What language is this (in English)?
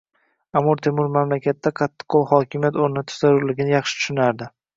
Uzbek